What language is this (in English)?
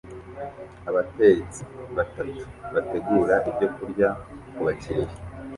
Kinyarwanda